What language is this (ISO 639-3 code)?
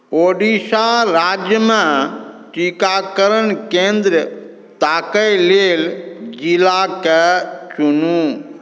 mai